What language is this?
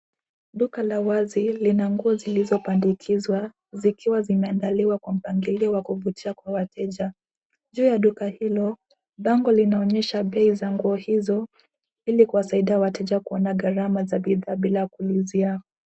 Swahili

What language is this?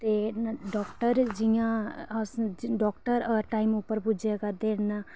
Dogri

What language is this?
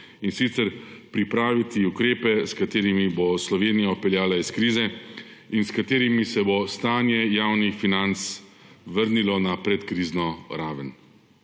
Slovenian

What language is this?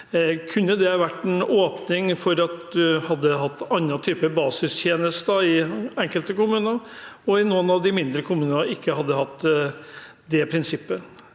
Norwegian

